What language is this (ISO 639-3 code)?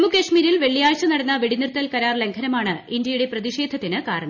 mal